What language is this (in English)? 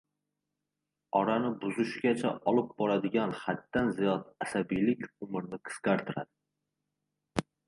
Uzbek